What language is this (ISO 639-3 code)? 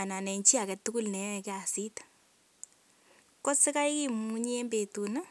kln